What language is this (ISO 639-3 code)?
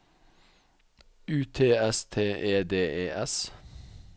nor